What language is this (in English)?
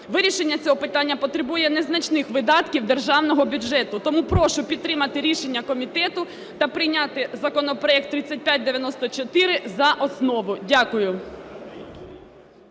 Ukrainian